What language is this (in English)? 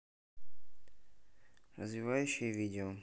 Russian